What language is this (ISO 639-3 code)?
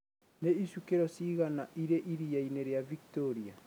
kik